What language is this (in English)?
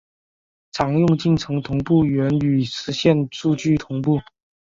Chinese